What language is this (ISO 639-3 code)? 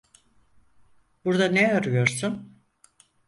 tur